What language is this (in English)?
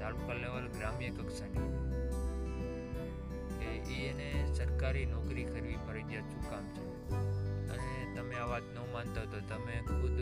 Gujarati